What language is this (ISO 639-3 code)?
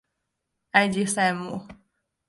zho